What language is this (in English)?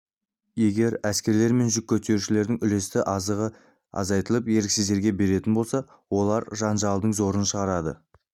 Kazakh